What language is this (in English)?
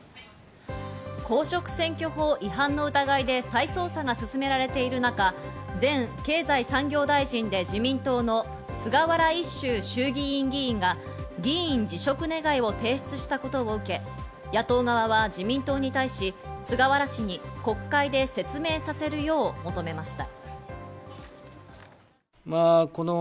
Japanese